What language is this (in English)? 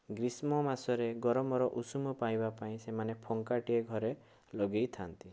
Odia